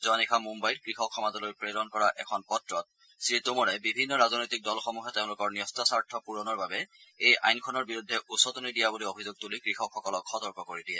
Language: Assamese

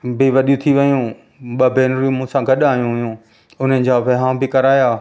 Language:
Sindhi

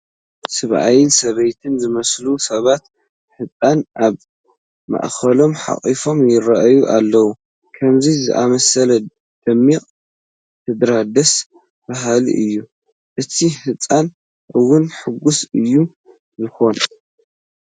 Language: Tigrinya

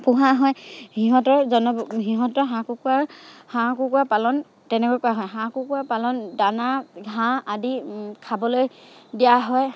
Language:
Assamese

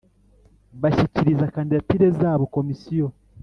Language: Kinyarwanda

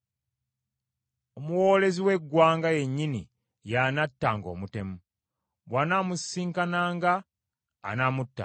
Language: Ganda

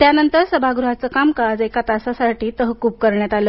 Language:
Marathi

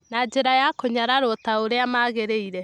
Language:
Kikuyu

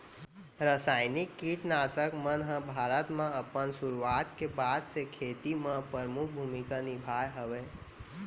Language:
Chhattisgarhi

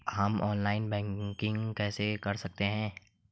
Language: Hindi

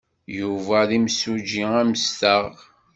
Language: Kabyle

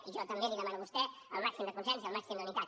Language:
Catalan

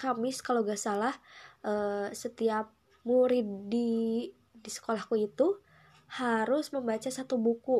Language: Indonesian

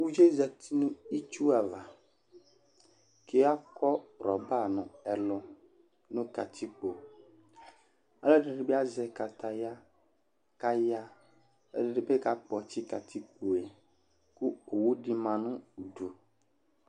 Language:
Ikposo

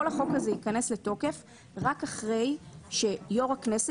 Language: Hebrew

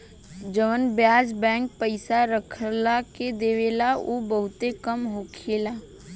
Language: Bhojpuri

